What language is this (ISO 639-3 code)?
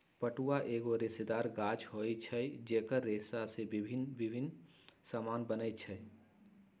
mag